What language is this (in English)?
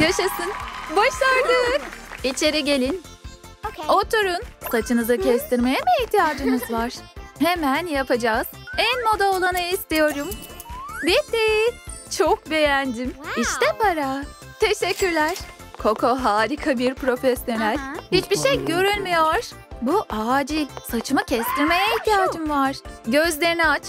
Turkish